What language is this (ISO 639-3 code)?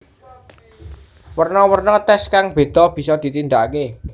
jav